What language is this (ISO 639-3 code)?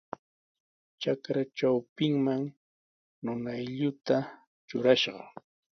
qws